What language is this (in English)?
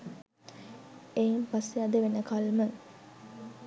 Sinhala